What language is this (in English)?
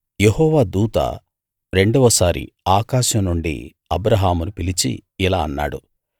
Telugu